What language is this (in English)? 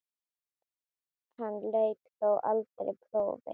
Icelandic